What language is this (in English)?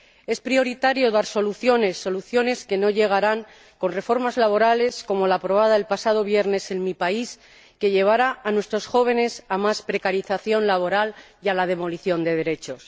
Spanish